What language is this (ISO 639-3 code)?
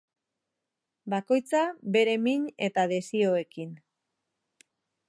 eus